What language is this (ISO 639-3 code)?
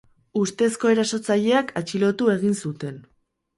eus